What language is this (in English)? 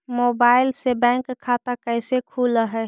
Magahi